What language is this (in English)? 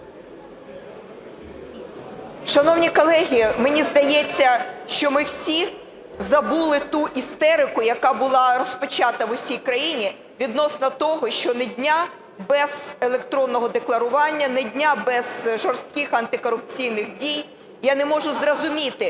Ukrainian